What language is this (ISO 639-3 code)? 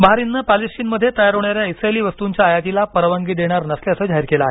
mar